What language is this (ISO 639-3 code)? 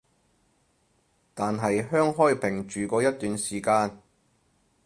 yue